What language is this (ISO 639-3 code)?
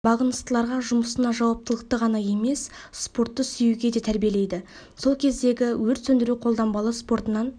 kaz